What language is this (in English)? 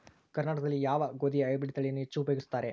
Kannada